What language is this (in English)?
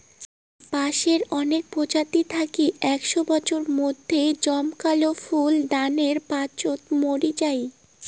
Bangla